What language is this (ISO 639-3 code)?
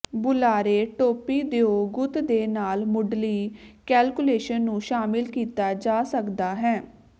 pan